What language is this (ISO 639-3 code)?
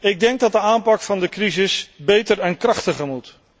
nld